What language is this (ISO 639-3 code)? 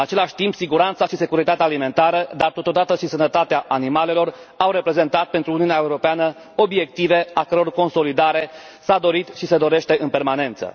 ron